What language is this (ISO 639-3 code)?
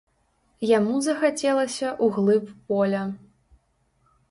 bel